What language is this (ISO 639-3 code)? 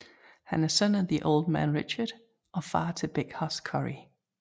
dan